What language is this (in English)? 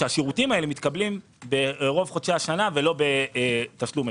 Hebrew